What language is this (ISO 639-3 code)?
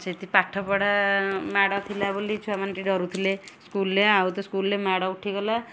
ori